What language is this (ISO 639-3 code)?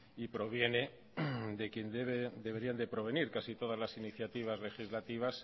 spa